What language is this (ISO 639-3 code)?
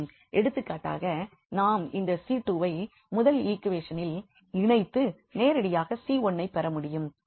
tam